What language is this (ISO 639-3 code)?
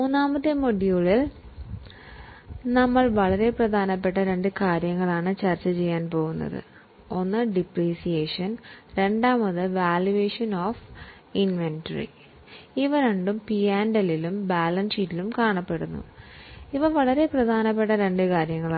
mal